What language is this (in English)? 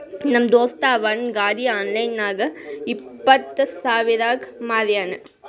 Kannada